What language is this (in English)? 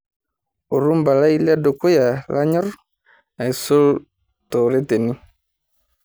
Masai